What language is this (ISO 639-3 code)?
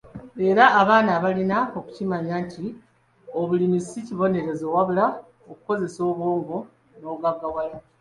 lug